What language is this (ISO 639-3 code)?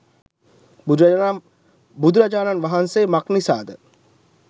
sin